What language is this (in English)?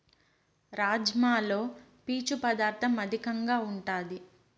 Telugu